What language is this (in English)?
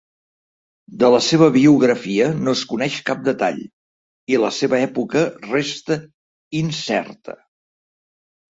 Catalan